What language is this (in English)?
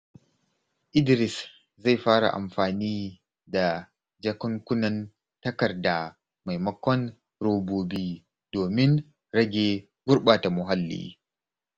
Hausa